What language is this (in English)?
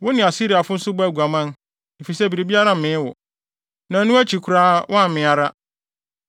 Akan